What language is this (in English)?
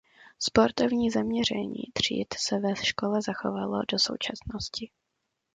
Czech